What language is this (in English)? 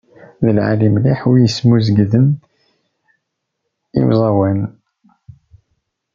Kabyle